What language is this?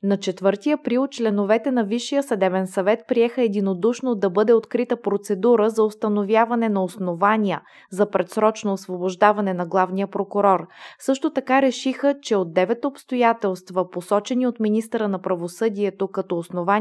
Bulgarian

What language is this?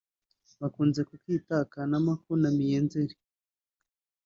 Kinyarwanda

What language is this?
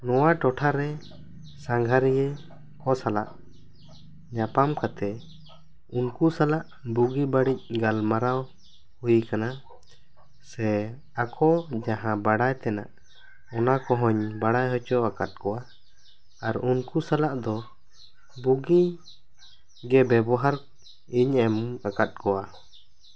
Santali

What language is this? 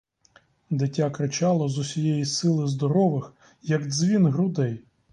Ukrainian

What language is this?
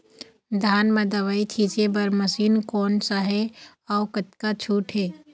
Chhattisgarhi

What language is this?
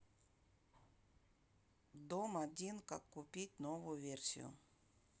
Russian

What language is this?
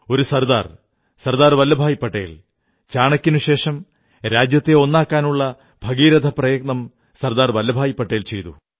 Malayalam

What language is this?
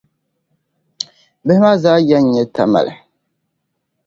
Dagbani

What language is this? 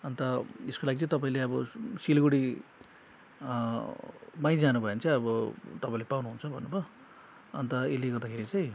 Nepali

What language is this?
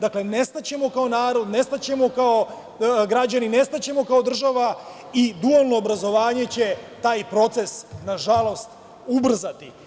Serbian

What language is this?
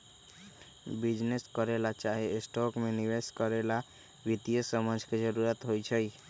Magahi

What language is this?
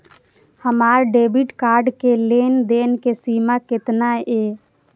Maithili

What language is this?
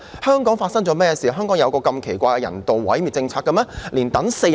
Cantonese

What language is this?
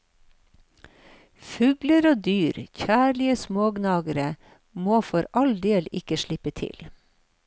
Norwegian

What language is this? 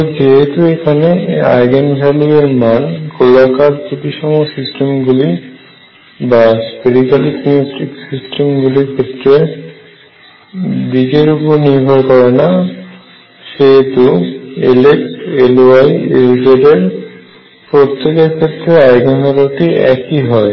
Bangla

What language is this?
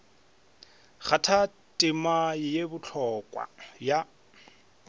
Northern Sotho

